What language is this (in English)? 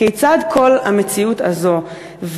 Hebrew